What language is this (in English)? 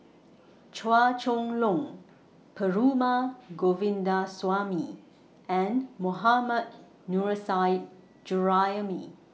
English